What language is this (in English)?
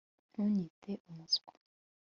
Kinyarwanda